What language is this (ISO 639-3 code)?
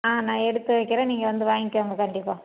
tam